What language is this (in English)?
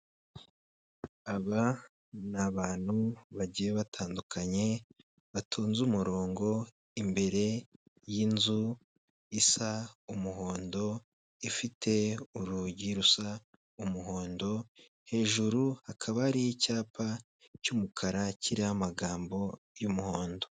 Kinyarwanda